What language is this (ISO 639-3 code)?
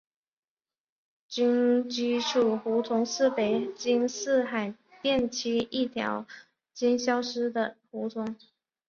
zho